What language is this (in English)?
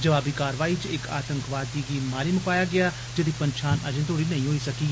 Dogri